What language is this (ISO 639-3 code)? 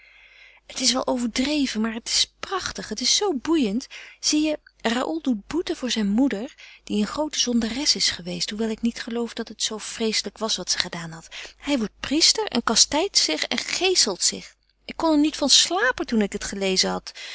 nld